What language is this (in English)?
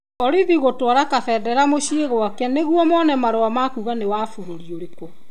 Kikuyu